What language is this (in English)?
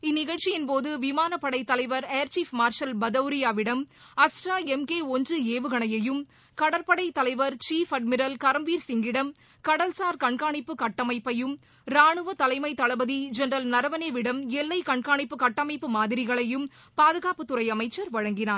Tamil